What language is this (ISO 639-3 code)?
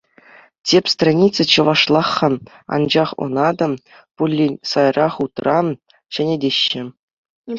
chv